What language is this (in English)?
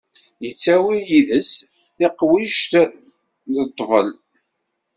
Kabyle